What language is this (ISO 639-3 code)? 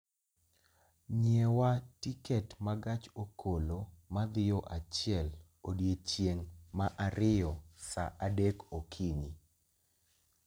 luo